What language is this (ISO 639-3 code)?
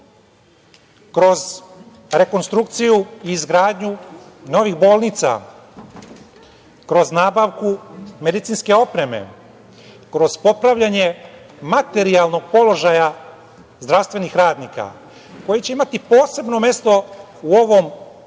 srp